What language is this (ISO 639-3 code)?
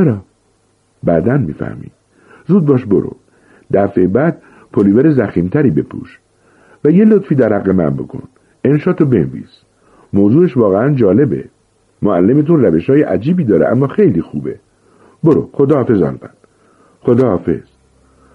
fas